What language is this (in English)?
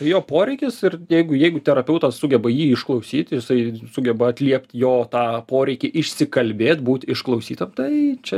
Lithuanian